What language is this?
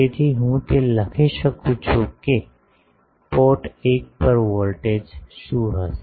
Gujarati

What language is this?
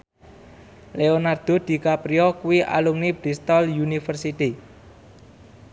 Javanese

